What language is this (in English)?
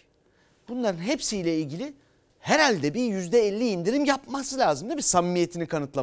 Turkish